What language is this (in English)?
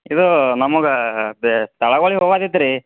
Kannada